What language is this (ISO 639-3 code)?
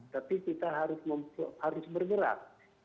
ind